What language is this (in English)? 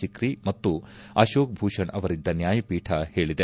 Kannada